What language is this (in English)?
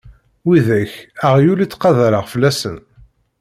Kabyle